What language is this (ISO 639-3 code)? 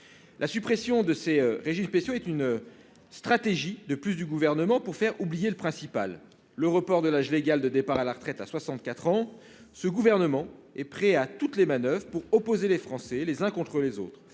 fra